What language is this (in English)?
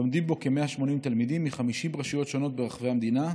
Hebrew